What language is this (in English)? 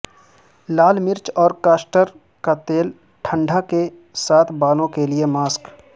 Urdu